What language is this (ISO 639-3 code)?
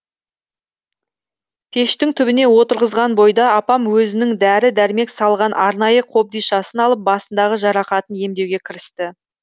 kaz